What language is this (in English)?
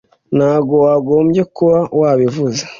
Kinyarwanda